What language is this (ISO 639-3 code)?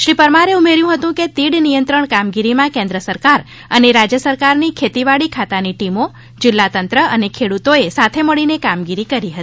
guj